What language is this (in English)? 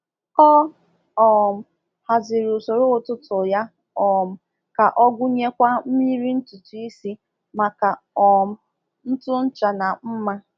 Igbo